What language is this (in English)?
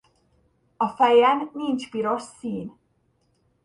Hungarian